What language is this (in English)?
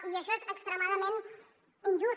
Catalan